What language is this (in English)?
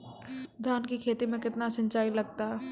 Maithili